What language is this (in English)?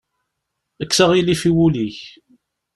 Kabyle